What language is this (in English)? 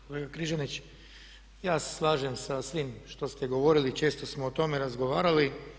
Croatian